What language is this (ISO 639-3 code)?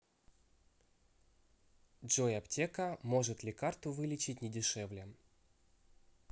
rus